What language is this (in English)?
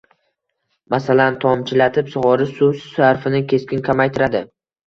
Uzbek